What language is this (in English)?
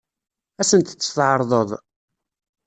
Kabyle